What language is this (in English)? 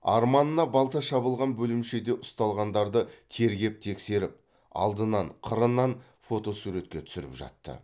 Kazakh